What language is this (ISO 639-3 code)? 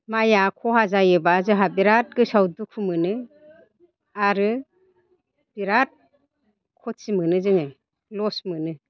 brx